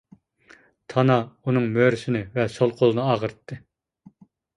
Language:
Uyghur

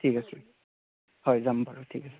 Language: Assamese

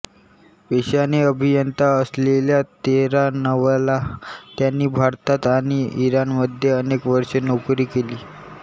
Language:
Marathi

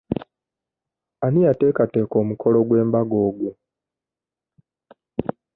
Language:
Ganda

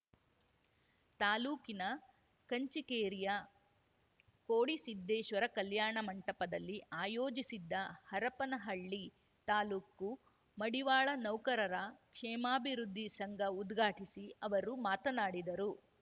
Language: Kannada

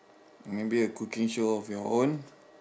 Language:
English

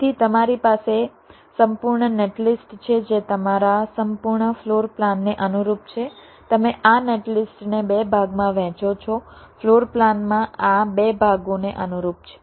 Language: Gujarati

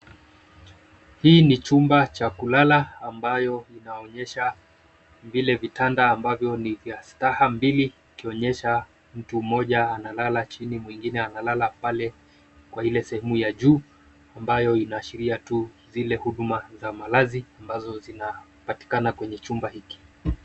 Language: Swahili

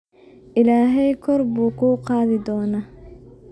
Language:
Somali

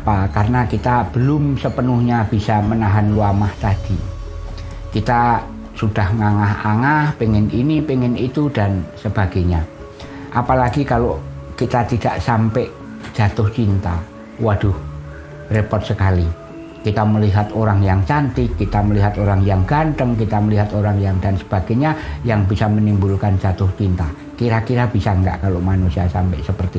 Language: Indonesian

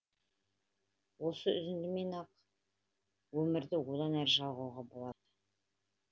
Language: Kazakh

